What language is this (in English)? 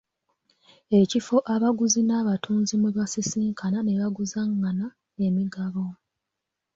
Ganda